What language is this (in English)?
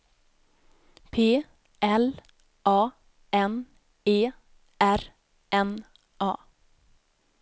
Swedish